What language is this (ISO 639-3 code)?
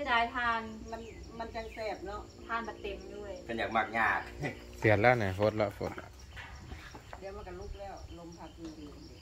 tha